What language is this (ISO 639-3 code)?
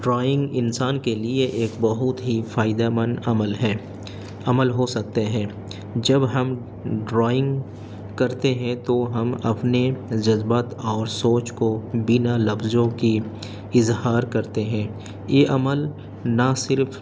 urd